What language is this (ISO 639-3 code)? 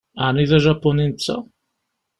kab